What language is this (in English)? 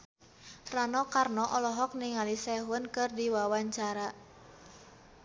Sundanese